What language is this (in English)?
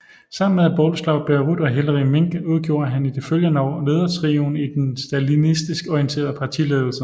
Danish